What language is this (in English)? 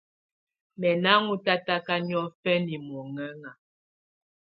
Tunen